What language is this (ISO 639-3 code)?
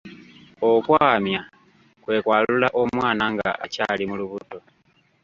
lug